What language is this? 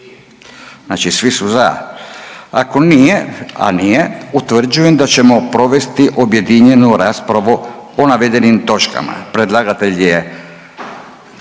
Croatian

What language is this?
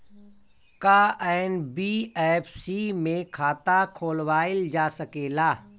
Bhojpuri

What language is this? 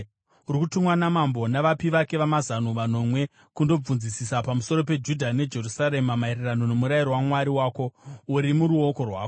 Shona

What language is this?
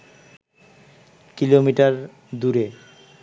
Bangla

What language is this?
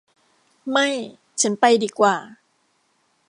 Thai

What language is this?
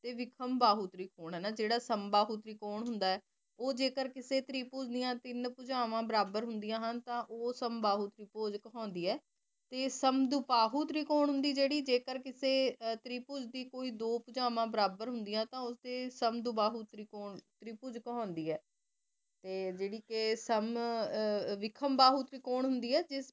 Punjabi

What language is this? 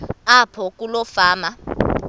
Xhosa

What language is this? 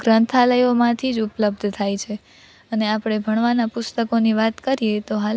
Gujarati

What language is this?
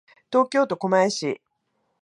Japanese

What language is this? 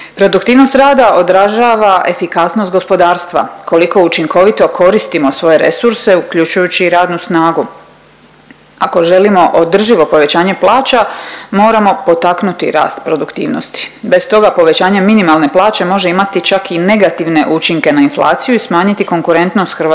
Croatian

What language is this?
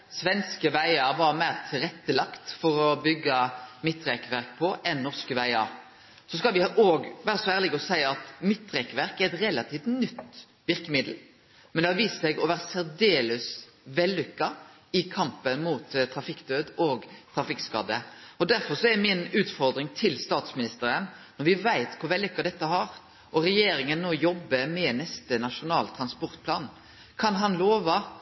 Norwegian Nynorsk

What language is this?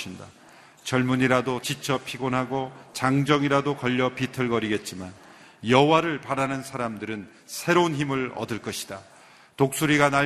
Korean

